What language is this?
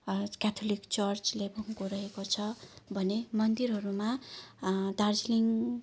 Nepali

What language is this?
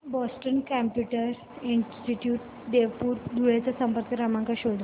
Marathi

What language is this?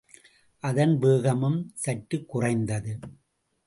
Tamil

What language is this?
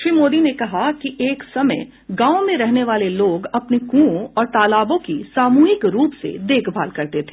Hindi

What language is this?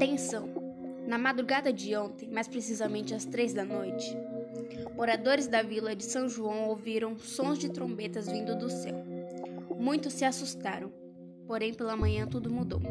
Portuguese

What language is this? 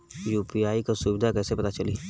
Bhojpuri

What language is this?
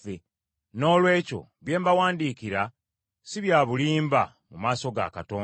Ganda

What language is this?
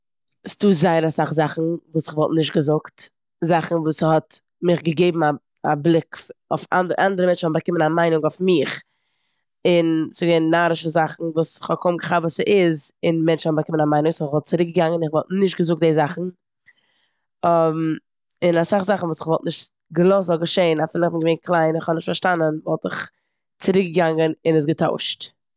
Yiddish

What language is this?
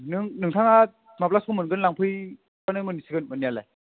Bodo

